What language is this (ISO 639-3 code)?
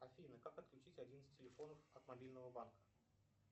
rus